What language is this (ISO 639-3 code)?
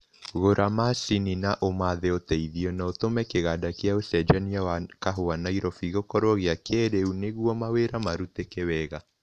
kik